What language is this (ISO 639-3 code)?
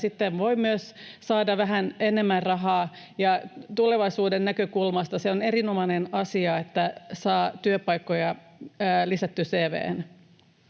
fin